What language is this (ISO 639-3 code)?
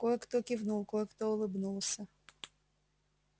rus